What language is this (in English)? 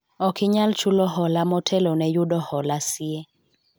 Luo (Kenya and Tanzania)